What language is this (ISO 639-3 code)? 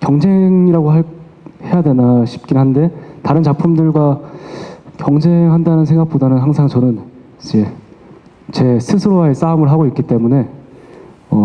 kor